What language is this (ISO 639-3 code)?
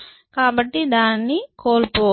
tel